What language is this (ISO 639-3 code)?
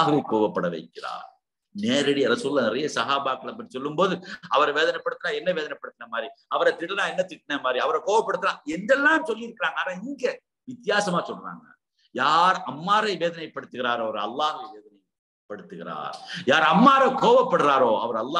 ara